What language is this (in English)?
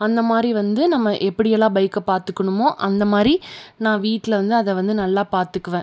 Tamil